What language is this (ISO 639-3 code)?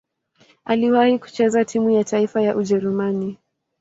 swa